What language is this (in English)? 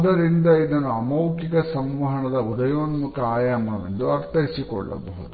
Kannada